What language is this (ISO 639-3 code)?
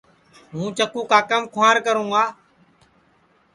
ssi